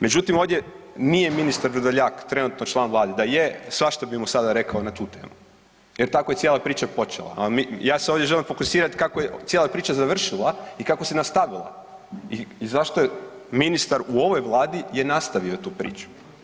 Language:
Croatian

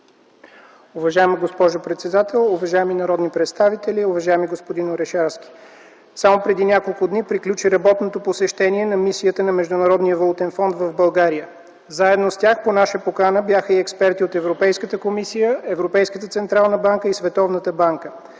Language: Bulgarian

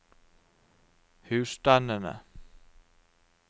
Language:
Norwegian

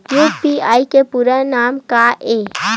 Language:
Chhattisgarhi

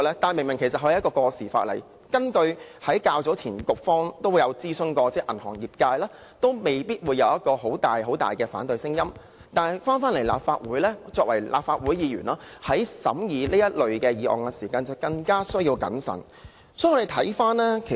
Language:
Cantonese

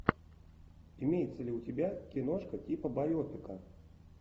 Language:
Russian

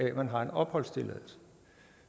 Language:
Danish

